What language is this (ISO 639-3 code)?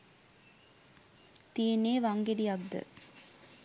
sin